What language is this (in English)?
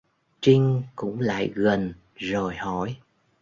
Vietnamese